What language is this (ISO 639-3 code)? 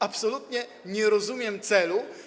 pol